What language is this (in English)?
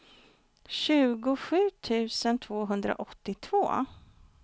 Swedish